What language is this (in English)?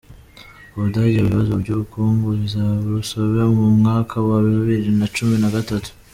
Kinyarwanda